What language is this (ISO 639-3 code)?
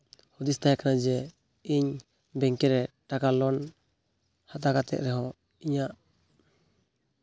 sat